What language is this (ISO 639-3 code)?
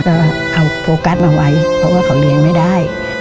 tha